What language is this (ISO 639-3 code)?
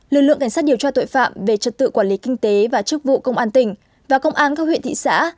vie